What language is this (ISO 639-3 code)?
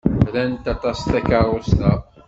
kab